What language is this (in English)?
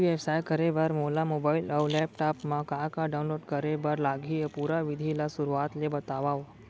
Chhattisgarhi